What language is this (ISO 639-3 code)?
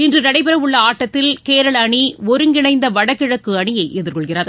tam